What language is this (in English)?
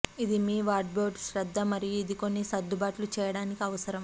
Telugu